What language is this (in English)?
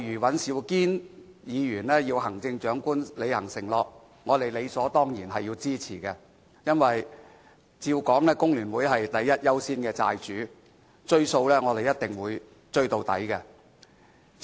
Cantonese